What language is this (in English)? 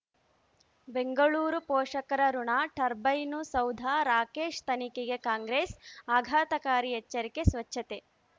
Kannada